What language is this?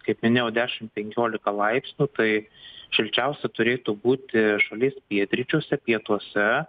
Lithuanian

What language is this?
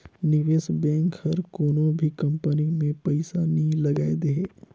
Chhattisgarhi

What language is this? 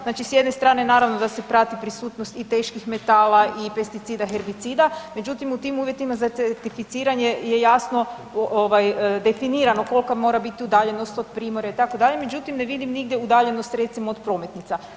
Croatian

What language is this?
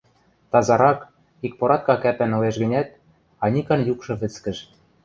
Western Mari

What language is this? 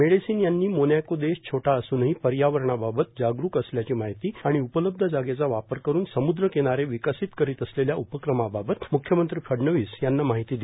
Marathi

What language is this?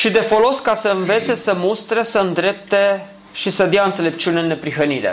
Romanian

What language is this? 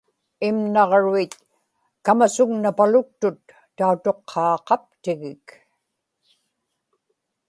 Inupiaq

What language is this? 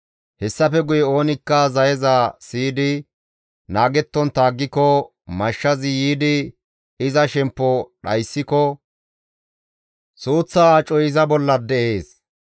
Gamo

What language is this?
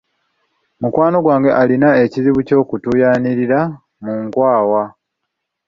Ganda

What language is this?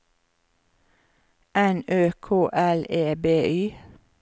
Norwegian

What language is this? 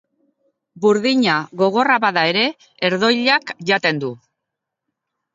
Basque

